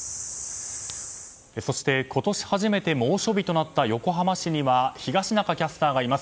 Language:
Japanese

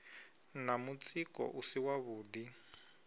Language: Venda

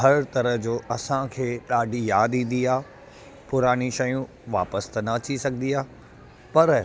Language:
Sindhi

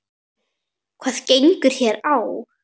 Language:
Icelandic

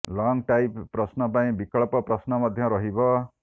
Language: Odia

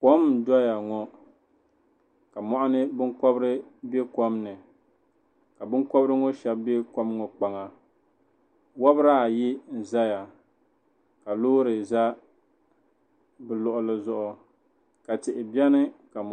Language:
Dagbani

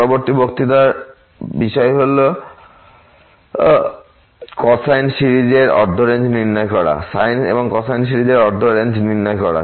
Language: Bangla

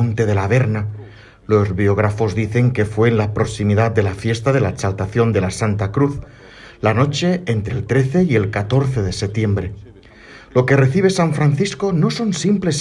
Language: Spanish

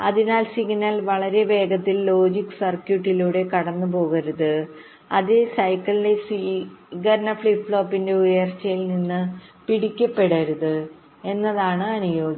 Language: Malayalam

